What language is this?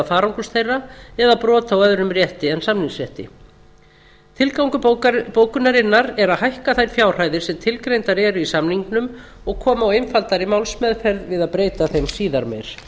Icelandic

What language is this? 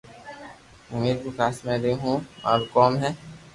Loarki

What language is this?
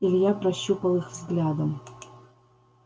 Russian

